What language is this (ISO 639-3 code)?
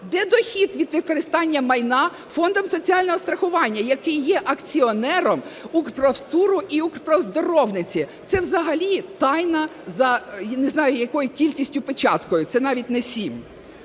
ukr